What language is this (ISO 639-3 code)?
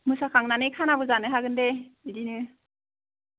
brx